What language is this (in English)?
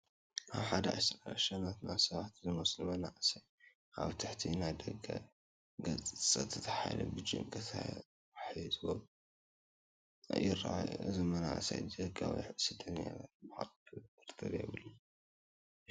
Tigrinya